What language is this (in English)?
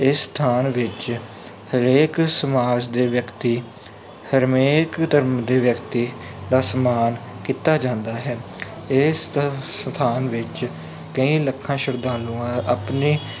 Punjabi